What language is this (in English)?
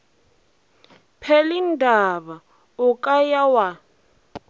Northern Sotho